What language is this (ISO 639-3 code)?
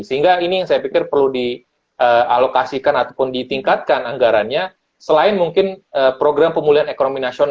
ind